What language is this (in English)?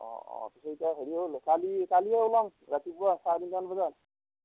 Assamese